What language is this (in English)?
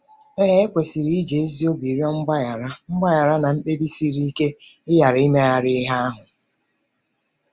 Igbo